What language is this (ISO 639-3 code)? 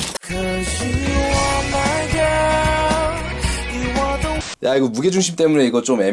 kor